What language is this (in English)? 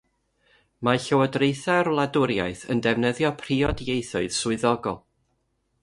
Welsh